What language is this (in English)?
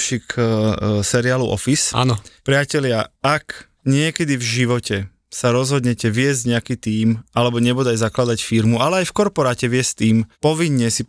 Slovak